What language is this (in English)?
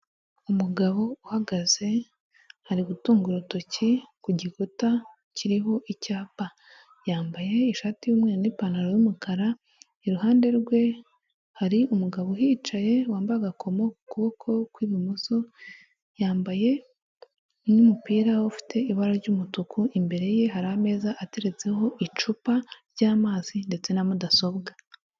Kinyarwanda